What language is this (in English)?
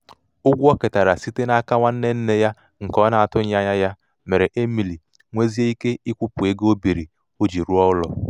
Igbo